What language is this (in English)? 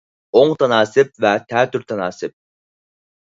Uyghur